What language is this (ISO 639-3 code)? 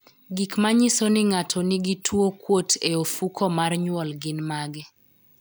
luo